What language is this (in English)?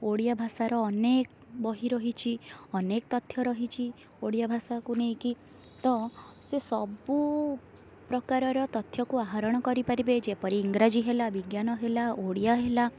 Odia